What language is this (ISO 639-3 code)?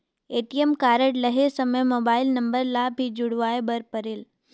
hne